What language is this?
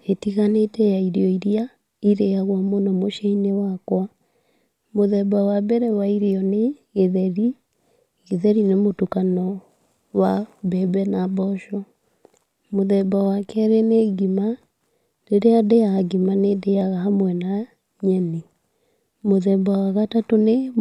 Kikuyu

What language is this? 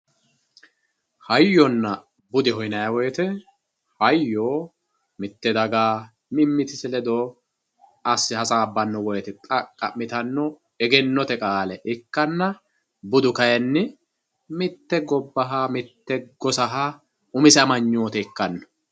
Sidamo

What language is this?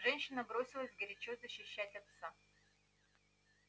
Russian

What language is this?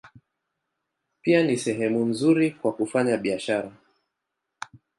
Swahili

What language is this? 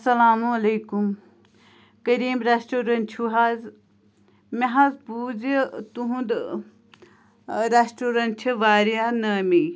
Kashmiri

